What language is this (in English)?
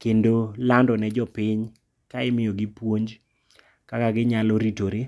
Luo (Kenya and Tanzania)